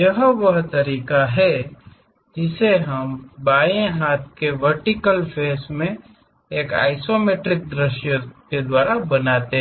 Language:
Hindi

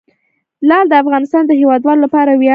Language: Pashto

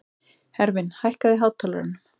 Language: Icelandic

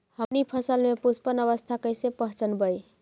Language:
Magahi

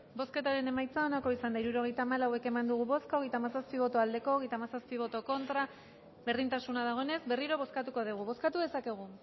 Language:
Basque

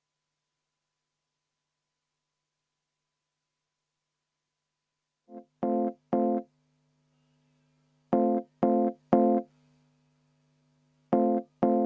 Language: Estonian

